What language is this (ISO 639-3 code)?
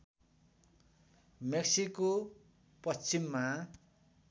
nep